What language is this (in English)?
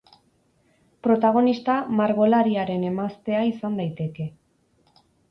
Basque